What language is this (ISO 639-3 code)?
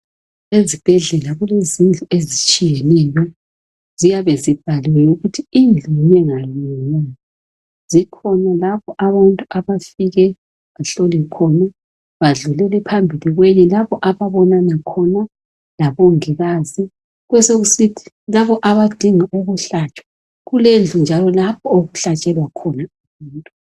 nde